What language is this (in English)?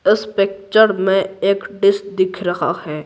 Hindi